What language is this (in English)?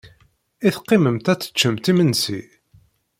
Kabyle